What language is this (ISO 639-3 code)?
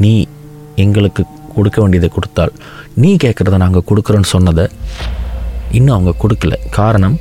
tam